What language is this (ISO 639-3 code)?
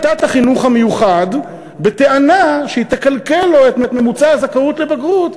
heb